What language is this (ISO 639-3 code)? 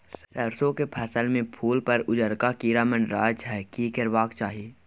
mai